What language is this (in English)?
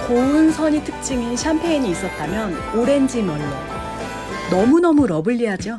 Korean